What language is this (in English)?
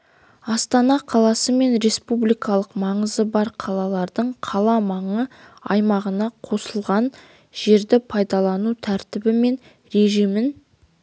Kazakh